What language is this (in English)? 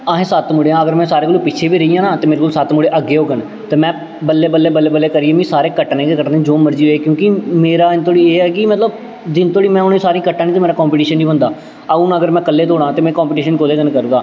Dogri